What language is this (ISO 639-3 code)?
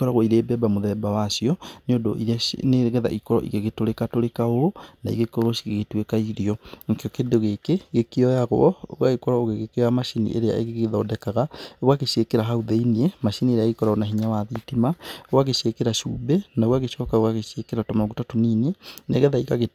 kik